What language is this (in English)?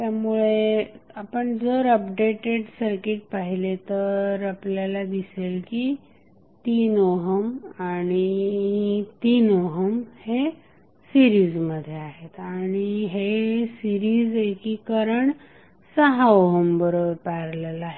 Marathi